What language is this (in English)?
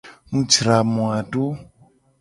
Gen